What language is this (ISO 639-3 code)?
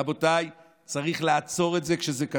heb